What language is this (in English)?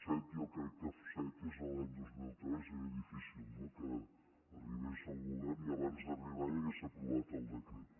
Catalan